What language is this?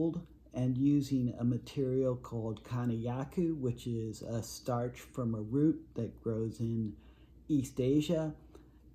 English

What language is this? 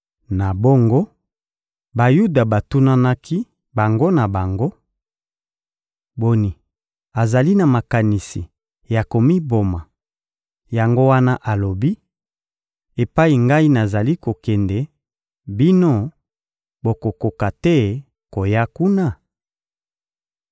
Lingala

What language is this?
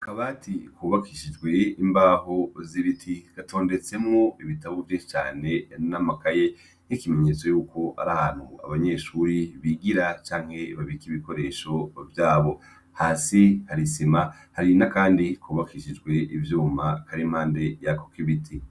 Rundi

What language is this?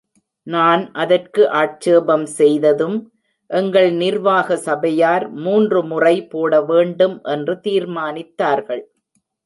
Tamil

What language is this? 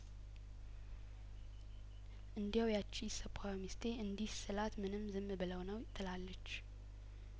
Amharic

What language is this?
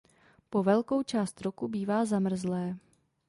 Czech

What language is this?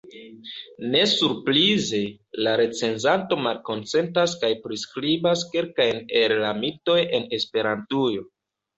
Esperanto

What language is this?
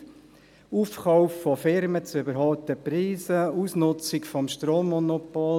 Swiss German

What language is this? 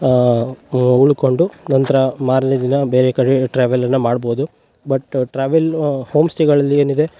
Kannada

